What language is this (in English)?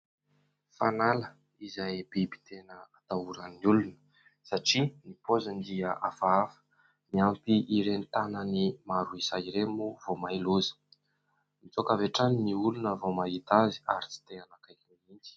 Malagasy